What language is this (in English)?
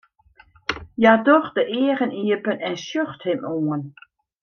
Western Frisian